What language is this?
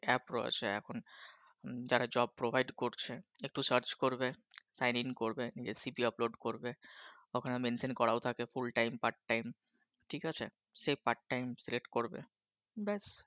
Bangla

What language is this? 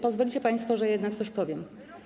Polish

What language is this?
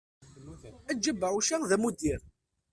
Kabyle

